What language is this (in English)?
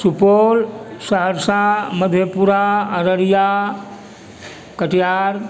Maithili